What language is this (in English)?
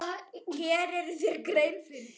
Icelandic